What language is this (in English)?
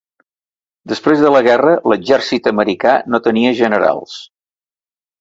Catalan